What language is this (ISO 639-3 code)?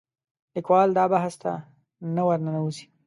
pus